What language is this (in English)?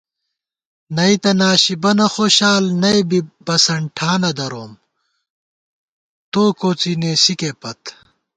Gawar-Bati